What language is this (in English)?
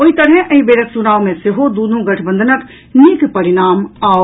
Maithili